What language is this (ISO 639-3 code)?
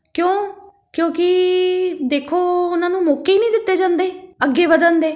pan